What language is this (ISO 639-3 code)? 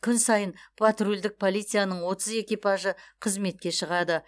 kaz